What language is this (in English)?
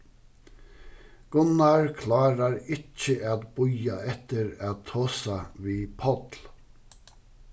Faroese